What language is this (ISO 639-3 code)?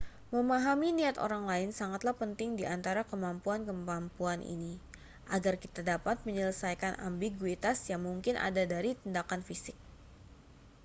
ind